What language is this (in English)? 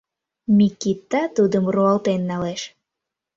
Mari